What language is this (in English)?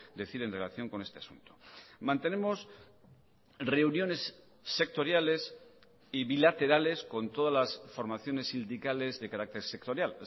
Spanish